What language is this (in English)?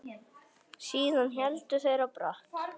Icelandic